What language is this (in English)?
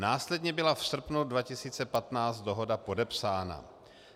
Czech